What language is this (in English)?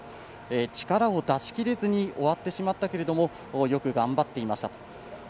Japanese